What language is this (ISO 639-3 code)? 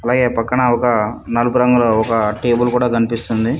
tel